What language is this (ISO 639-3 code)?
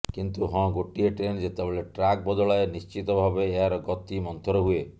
ori